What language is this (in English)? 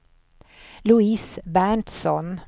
Swedish